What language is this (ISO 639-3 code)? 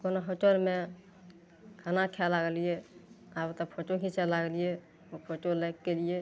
mai